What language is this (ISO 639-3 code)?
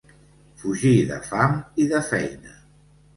cat